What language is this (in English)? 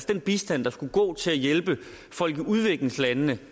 Danish